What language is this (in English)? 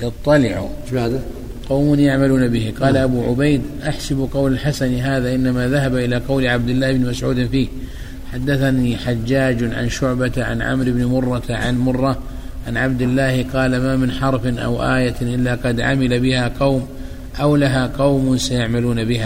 Arabic